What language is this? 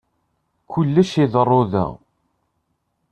Kabyle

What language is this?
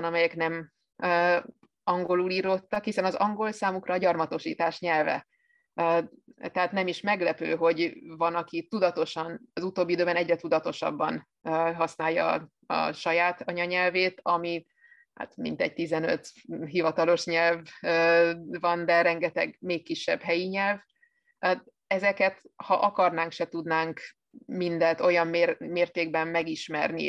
Hungarian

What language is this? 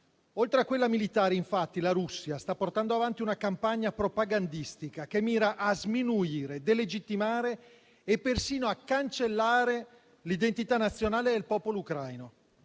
Italian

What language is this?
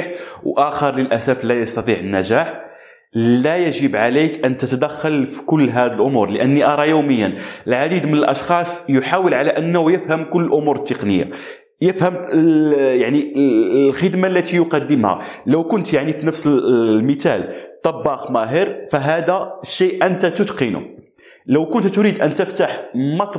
Arabic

